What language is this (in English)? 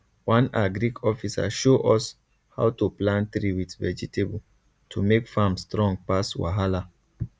Nigerian Pidgin